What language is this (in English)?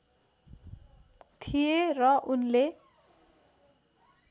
Nepali